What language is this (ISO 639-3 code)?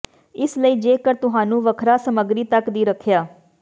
pan